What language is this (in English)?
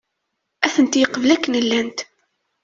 Kabyle